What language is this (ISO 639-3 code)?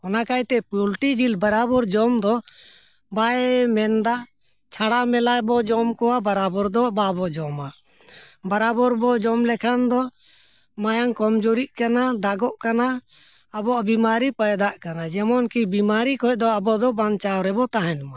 sat